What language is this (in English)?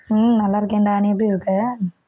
Tamil